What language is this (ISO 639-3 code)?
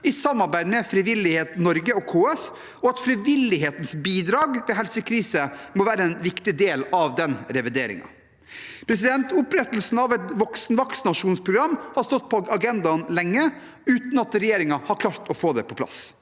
nor